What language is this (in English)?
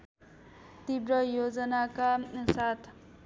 Nepali